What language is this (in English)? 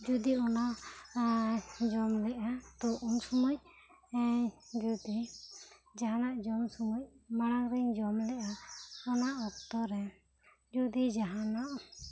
Santali